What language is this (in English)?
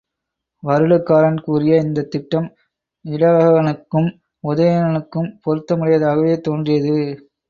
Tamil